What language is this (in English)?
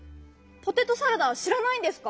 Japanese